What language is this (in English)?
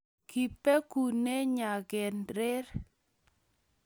Kalenjin